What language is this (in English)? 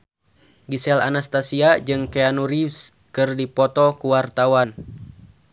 Sundanese